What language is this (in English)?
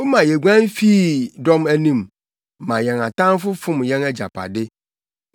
Akan